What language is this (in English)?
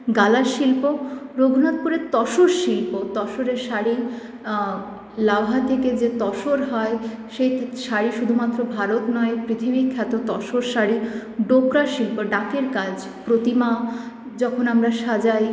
Bangla